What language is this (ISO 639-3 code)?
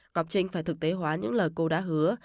vie